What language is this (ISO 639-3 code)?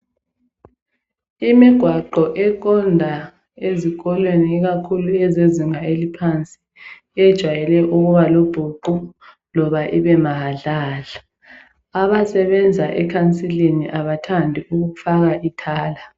nde